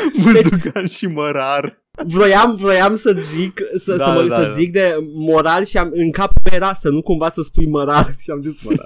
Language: Romanian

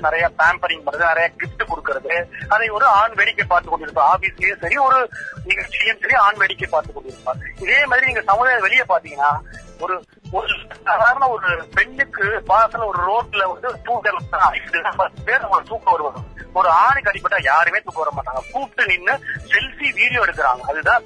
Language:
Tamil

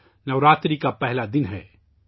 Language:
Urdu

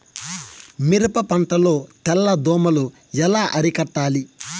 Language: Telugu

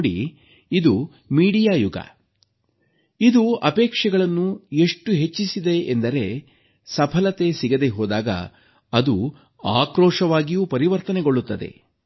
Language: Kannada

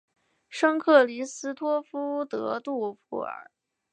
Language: Chinese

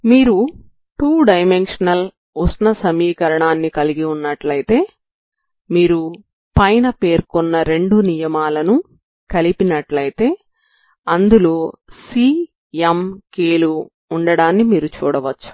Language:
Telugu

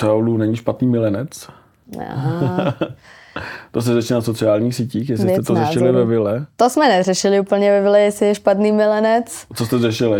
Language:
Czech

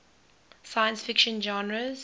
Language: English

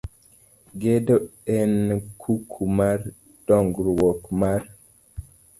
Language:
Luo (Kenya and Tanzania)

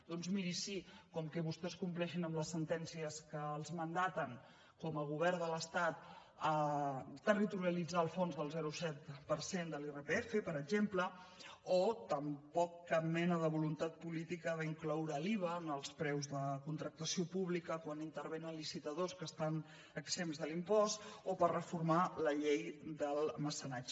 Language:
Catalan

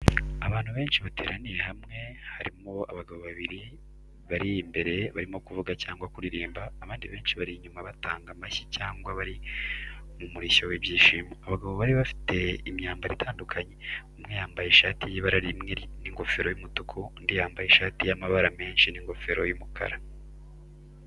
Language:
Kinyarwanda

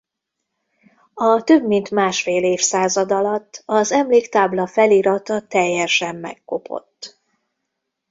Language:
Hungarian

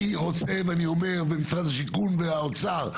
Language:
Hebrew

